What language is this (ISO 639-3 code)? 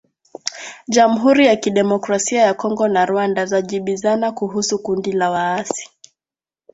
swa